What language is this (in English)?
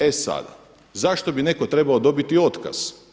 Croatian